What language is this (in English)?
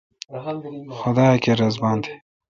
Kalkoti